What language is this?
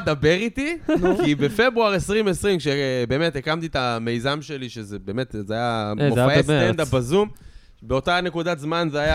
Hebrew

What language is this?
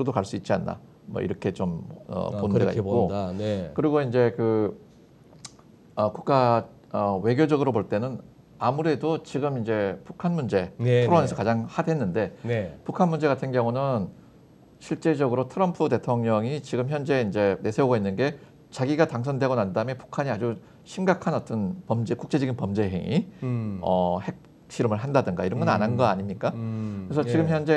Korean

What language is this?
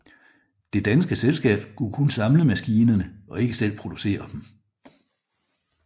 Danish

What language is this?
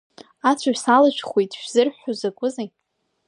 Abkhazian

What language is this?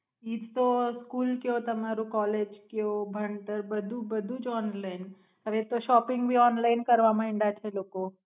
Gujarati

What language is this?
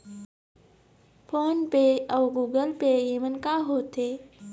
Chhattisgarhi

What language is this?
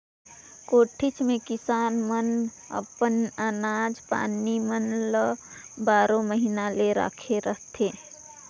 Chhattisgarhi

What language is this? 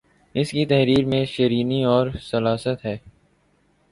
Urdu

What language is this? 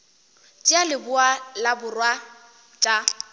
Northern Sotho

